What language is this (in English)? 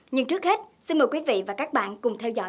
Vietnamese